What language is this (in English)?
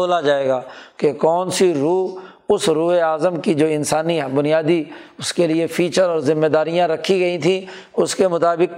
Urdu